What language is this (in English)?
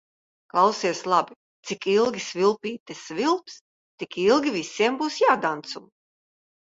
Latvian